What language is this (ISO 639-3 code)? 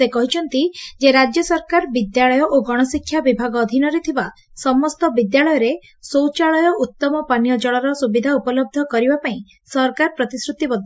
ori